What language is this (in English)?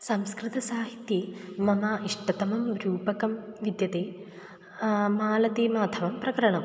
Sanskrit